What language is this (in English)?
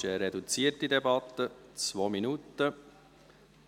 Swiss German